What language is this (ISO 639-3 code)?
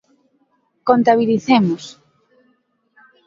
glg